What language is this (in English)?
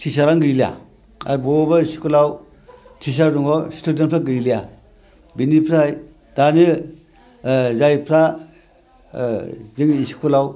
Bodo